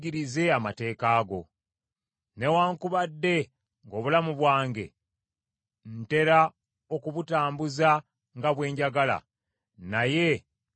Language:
Ganda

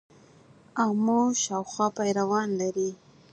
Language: Pashto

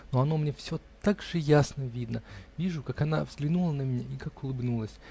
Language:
Russian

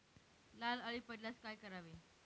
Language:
Marathi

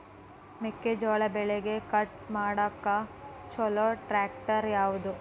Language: Kannada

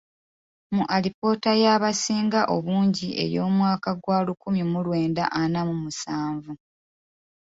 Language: Ganda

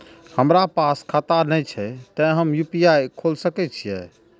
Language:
Maithili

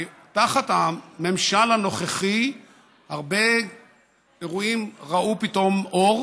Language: Hebrew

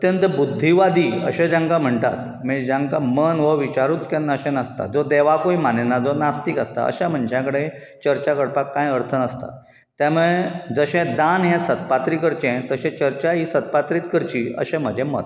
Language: Konkani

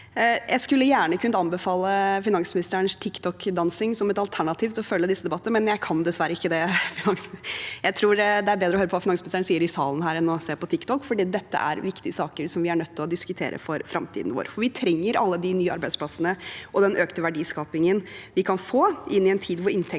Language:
Norwegian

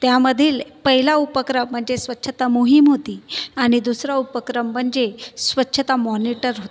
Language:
Marathi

